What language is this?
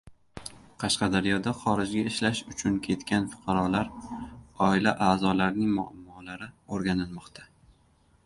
Uzbek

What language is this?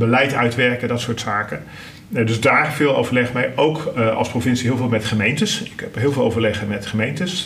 Dutch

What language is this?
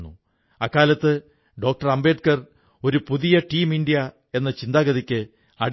Malayalam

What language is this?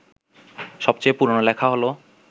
Bangla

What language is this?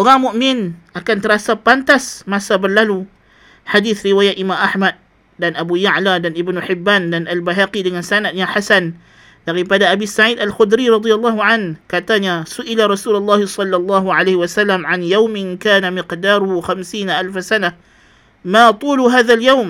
Malay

